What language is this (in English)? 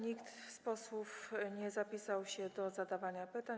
Polish